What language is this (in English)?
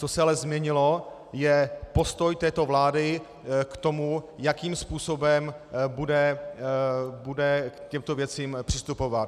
Czech